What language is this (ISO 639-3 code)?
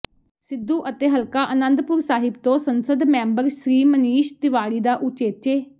pan